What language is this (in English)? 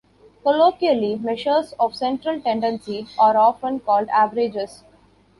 English